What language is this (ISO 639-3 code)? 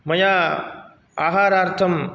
san